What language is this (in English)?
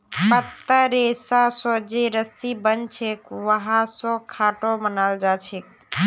Magahi